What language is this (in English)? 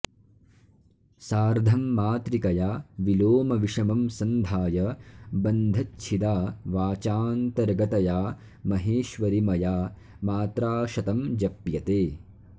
Sanskrit